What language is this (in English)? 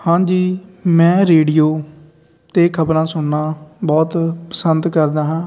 Punjabi